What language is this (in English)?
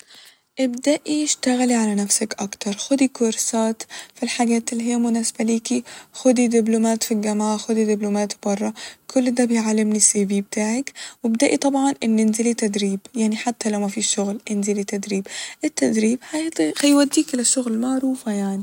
Egyptian Arabic